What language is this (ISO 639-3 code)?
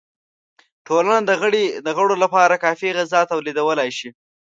pus